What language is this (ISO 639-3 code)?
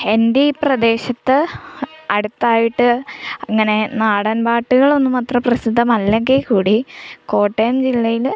mal